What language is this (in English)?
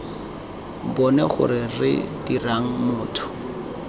Tswana